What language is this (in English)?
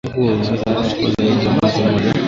Swahili